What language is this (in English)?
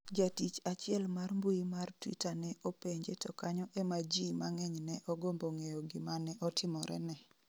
Luo (Kenya and Tanzania)